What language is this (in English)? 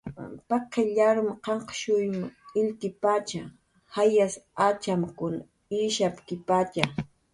Jaqaru